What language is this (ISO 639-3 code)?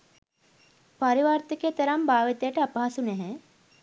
sin